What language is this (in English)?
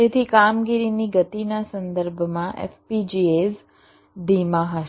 Gujarati